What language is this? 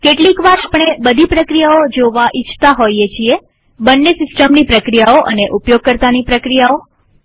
Gujarati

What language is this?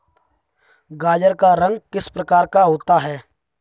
Hindi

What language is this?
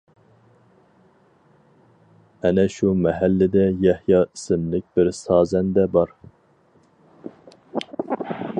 Uyghur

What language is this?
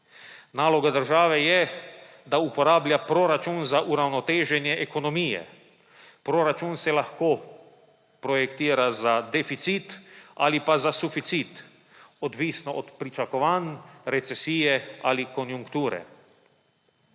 Slovenian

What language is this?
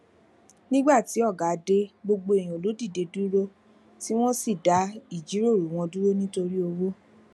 Yoruba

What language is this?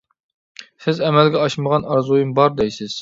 Uyghur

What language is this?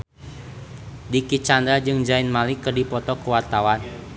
Sundanese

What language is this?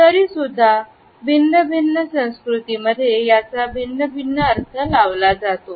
Marathi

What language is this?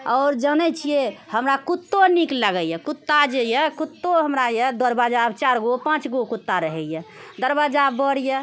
Maithili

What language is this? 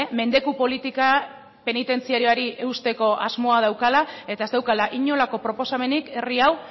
Basque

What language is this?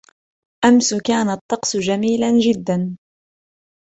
Arabic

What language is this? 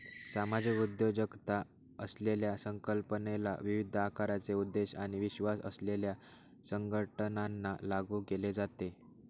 Marathi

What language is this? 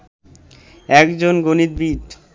Bangla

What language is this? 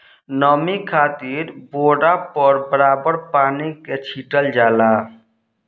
Bhojpuri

